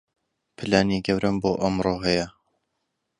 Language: Central Kurdish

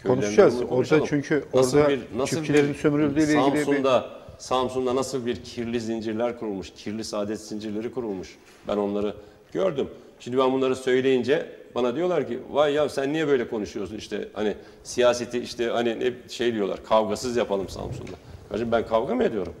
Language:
Turkish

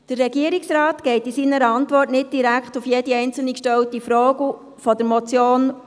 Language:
Swiss German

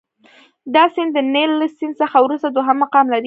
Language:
Pashto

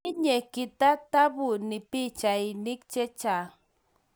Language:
Kalenjin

